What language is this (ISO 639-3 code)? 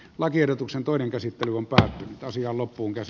fin